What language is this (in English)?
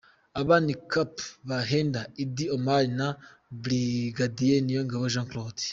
Kinyarwanda